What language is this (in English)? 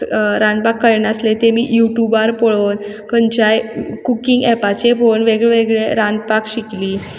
Konkani